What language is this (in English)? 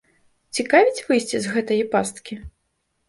Belarusian